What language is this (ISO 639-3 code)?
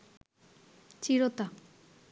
ben